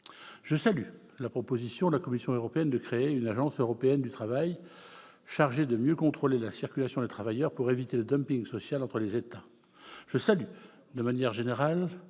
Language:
French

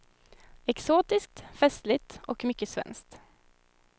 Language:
Swedish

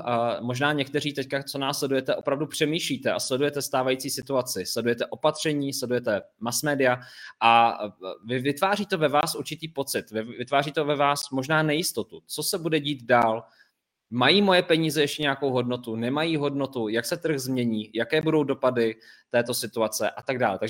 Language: Czech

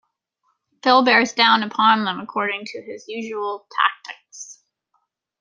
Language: English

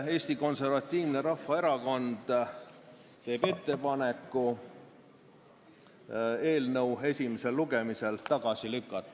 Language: Estonian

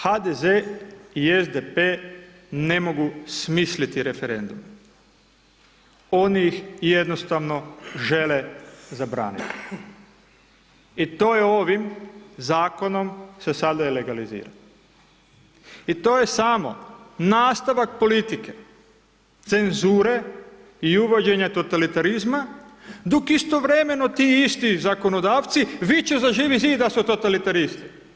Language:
Croatian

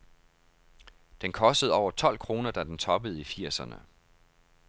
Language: Danish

